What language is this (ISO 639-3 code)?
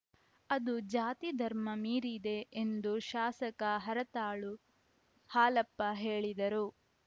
kan